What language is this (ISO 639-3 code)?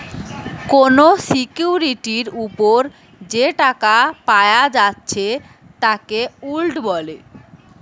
ben